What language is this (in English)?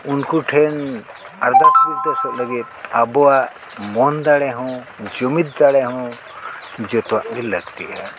Santali